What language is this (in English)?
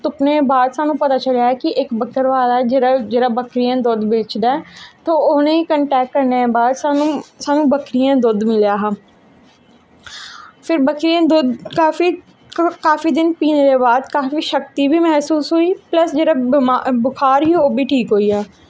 Dogri